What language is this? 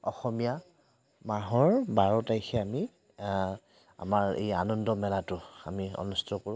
Assamese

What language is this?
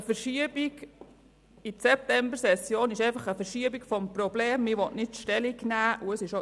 Swiss German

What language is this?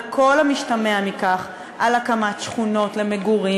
Hebrew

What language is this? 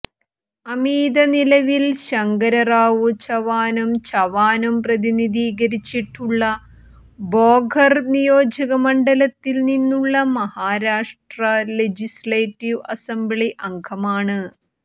Malayalam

